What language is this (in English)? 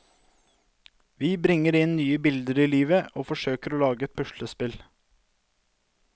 Norwegian